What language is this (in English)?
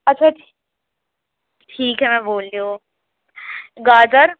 Urdu